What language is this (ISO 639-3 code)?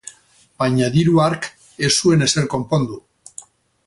eus